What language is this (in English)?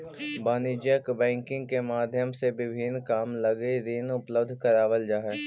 Magahi